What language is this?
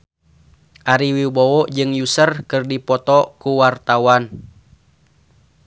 Sundanese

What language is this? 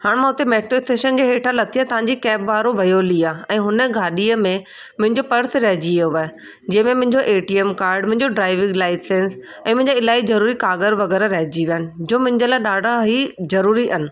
Sindhi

